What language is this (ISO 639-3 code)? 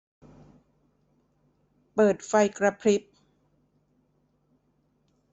tha